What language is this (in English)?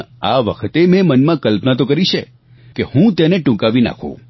Gujarati